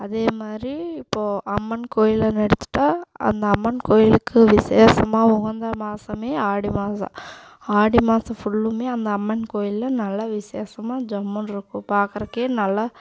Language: Tamil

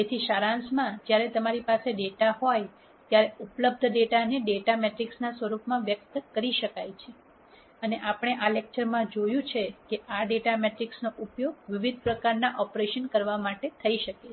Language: Gujarati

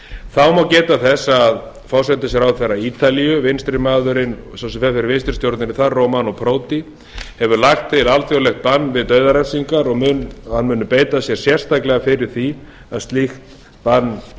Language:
Icelandic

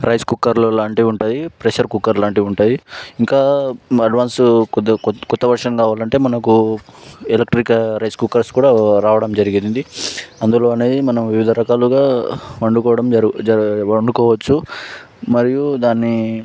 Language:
Telugu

